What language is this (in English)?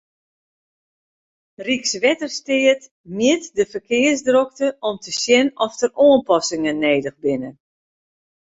Western Frisian